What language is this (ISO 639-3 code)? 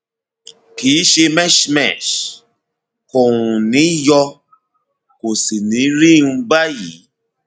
yor